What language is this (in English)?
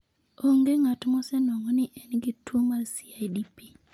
Luo (Kenya and Tanzania)